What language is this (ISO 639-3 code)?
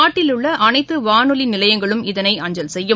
tam